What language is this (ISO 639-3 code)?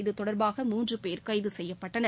tam